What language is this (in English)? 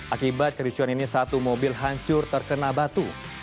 Indonesian